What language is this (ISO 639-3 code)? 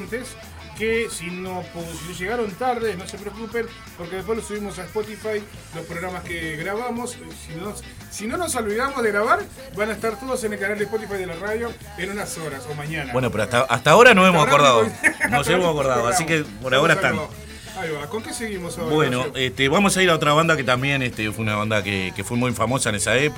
spa